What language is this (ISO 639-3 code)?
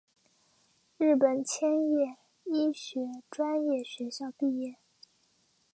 zho